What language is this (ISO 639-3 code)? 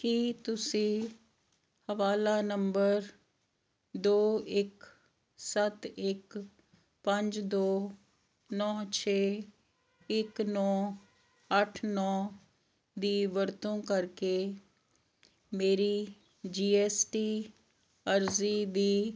pan